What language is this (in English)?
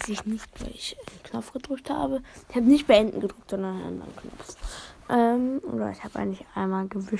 German